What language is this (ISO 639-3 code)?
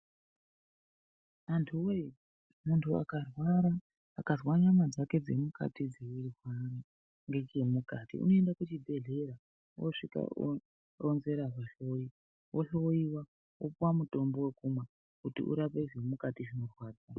ndc